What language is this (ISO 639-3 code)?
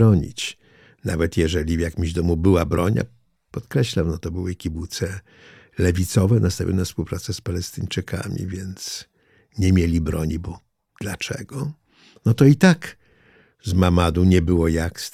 pol